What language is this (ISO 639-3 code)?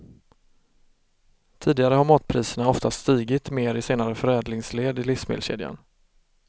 swe